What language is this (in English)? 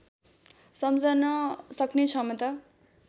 Nepali